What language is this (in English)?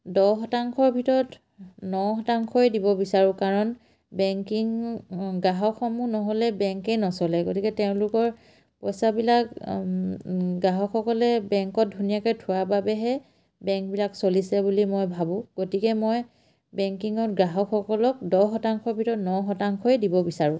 Assamese